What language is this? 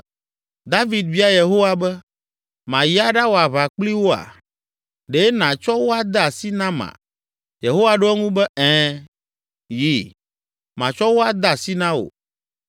Ewe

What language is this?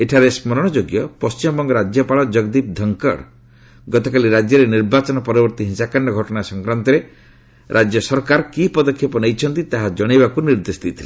Odia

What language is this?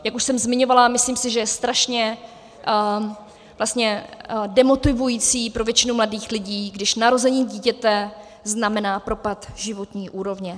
Czech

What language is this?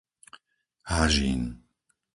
Slovak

